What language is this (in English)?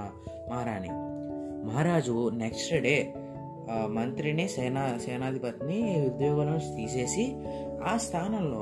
Telugu